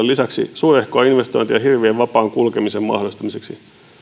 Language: Finnish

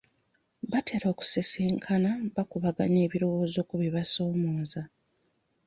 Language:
Ganda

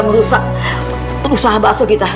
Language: Indonesian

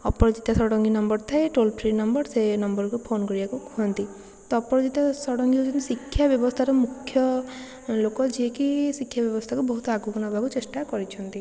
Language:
Odia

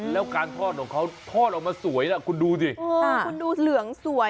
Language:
Thai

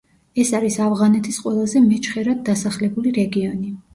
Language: Georgian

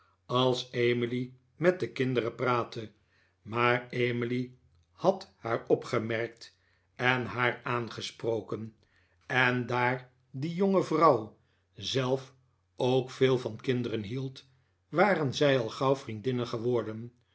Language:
Dutch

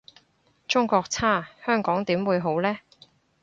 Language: Cantonese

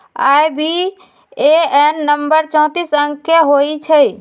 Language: Magahi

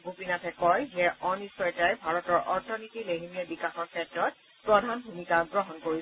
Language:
Assamese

